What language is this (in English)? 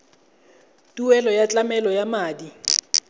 Tswana